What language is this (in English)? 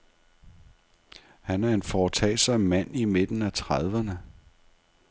Danish